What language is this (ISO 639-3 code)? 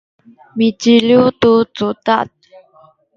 szy